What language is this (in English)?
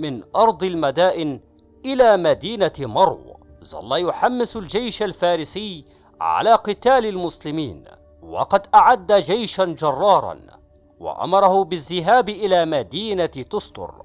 Arabic